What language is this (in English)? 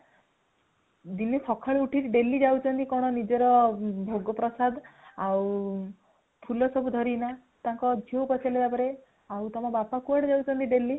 Odia